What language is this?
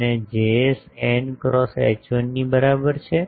Gujarati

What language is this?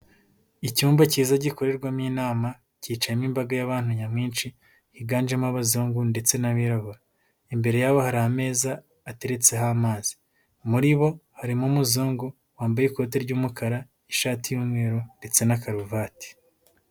Kinyarwanda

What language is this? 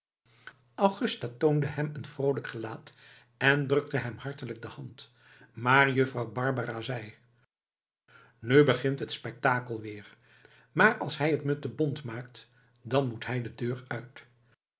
Dutch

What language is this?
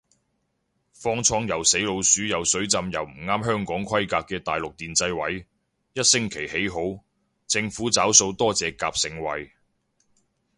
Cantonese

